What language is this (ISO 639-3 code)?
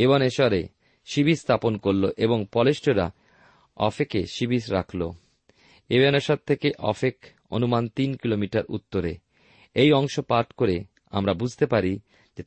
ben